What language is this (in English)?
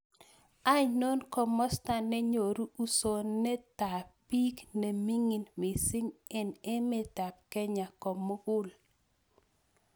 Kalenjin